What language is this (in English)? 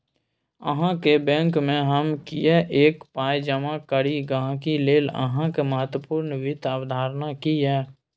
Maithili